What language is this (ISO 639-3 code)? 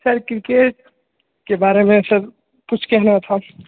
mai